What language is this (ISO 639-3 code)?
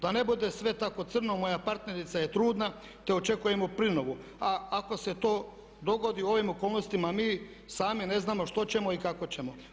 hrv